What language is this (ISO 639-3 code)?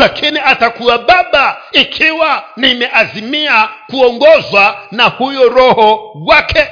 swa